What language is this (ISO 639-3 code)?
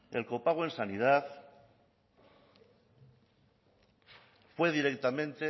spa